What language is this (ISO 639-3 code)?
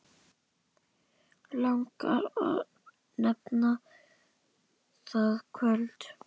isl